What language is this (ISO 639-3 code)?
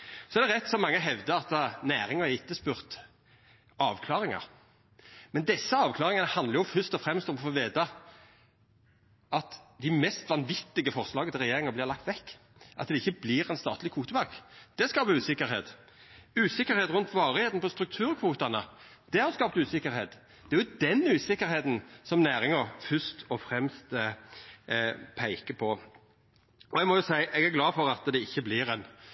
nno